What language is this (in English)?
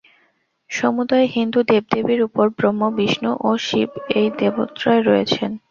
Bangla